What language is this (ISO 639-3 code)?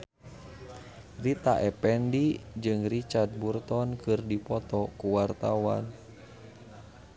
sun